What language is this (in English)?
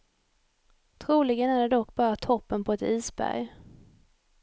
Swedish